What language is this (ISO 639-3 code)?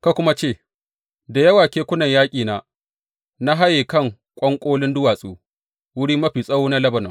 hau